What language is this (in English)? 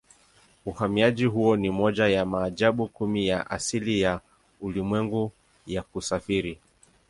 Swahili